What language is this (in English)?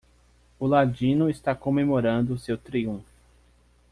Portuguese